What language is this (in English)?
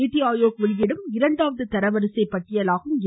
Tamil